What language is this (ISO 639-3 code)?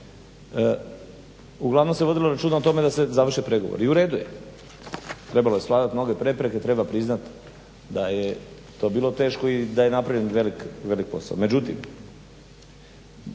hrv